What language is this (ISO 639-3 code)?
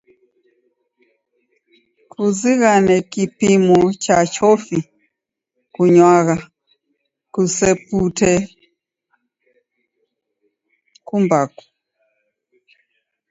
dav